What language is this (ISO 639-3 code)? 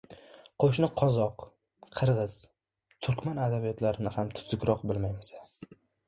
uzb